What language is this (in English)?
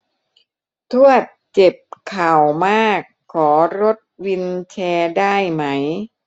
Thai